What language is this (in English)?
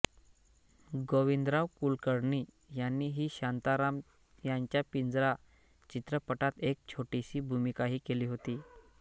Marathi